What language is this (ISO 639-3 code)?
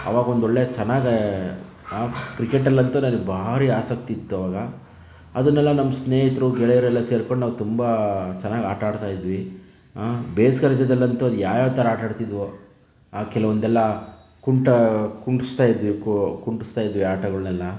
kan